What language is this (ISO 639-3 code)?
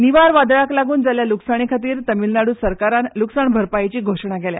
kok